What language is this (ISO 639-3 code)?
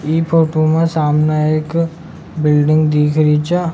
raj